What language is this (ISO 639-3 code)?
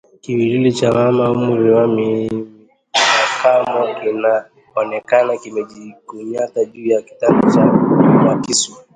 swa